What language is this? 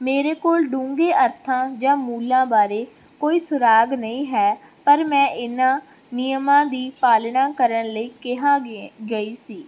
Punjabi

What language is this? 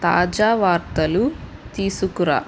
Telugu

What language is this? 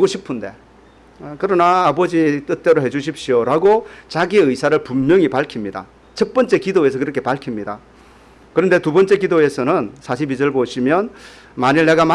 Korean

